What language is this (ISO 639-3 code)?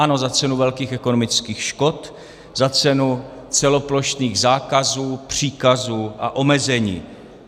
ces